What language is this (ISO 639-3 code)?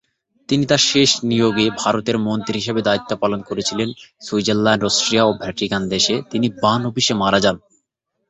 ben